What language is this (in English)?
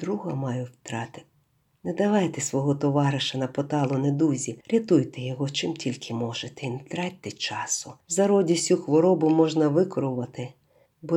Ukrainian